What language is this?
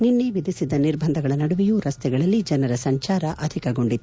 Kannada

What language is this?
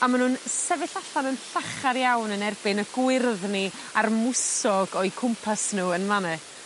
Welsh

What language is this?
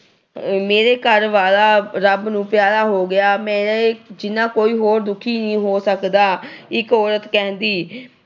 Punjabi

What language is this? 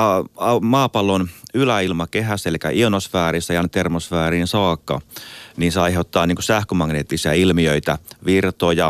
Finnish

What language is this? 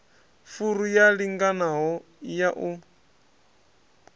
Venda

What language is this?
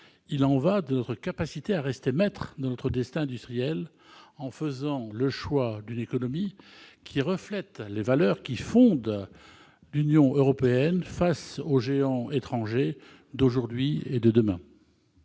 French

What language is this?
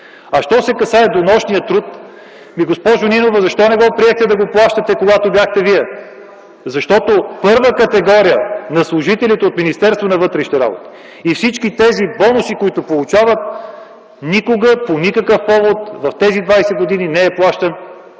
Bulgarian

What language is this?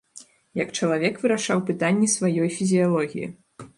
Belarusian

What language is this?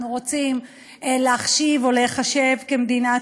Hebrew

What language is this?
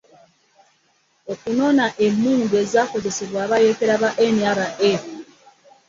Ganda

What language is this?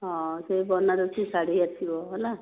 Odia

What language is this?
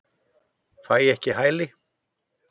Icelandic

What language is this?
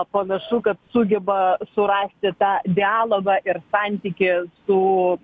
Lithuanian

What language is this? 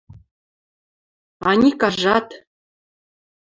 Western Mari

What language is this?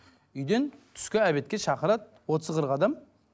Kazakh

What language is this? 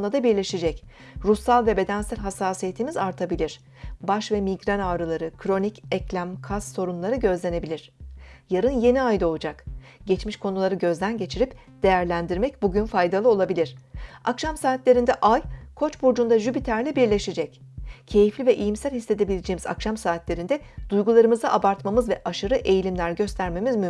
Turkish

